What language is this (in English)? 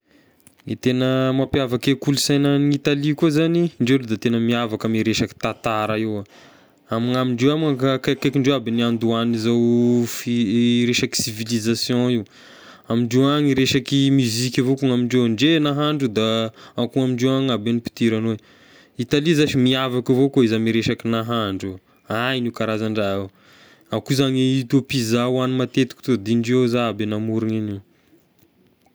Tesaka Malagasy